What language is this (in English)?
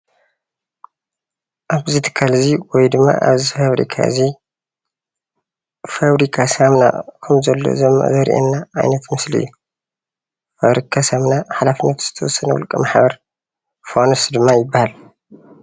Tigrinya